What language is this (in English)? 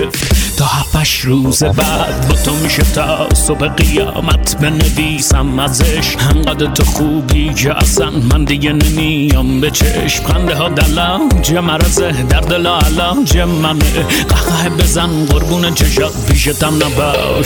Persian